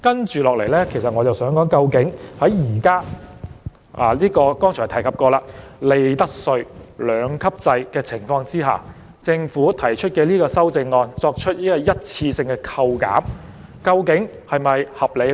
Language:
Cantonese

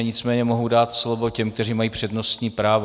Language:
Czech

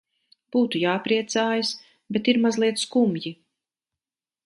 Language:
Latvian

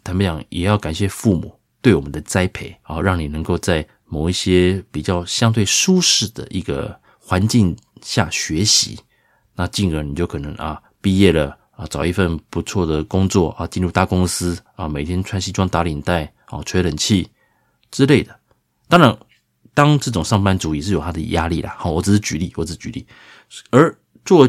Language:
Chinese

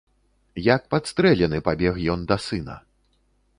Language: Belarusian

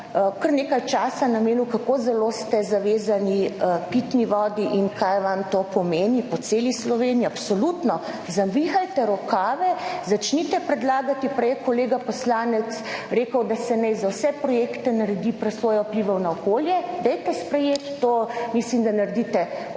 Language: Slovenian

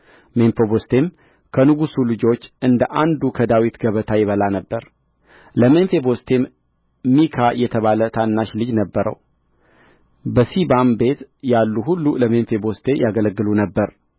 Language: Amharic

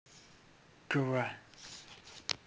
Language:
Russian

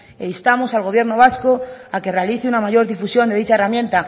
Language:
Spanish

